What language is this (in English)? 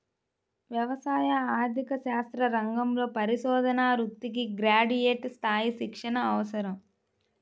Telugu